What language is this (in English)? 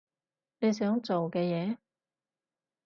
Cantonese